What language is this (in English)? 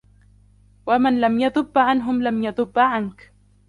Arabic